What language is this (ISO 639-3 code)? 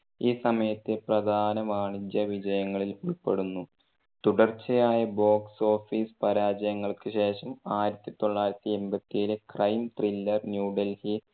mal